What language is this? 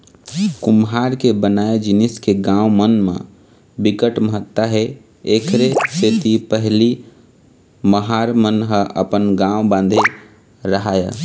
Chhattisgarhi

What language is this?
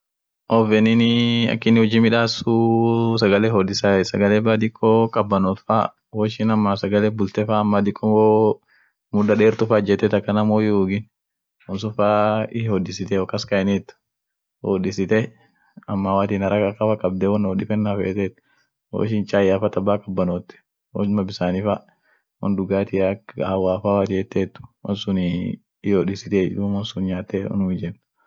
Orma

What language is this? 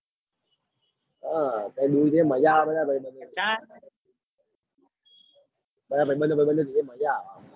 Gujarati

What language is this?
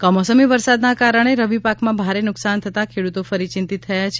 Gujarati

